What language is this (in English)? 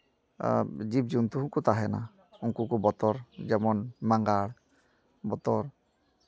Santali